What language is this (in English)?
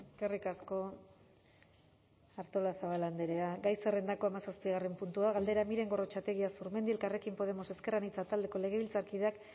Basque